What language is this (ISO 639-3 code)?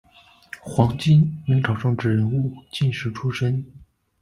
zho